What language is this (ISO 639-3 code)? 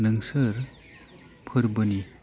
brx